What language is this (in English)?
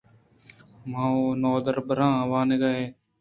Eastern Balochi